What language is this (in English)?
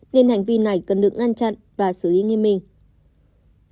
Vietnamese